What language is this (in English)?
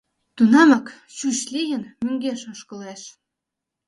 Mari